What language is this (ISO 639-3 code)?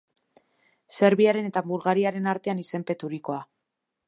eus